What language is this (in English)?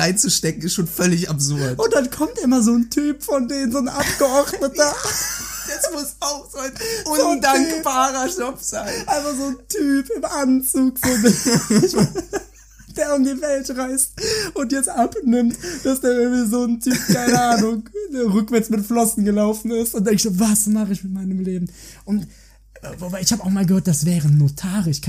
German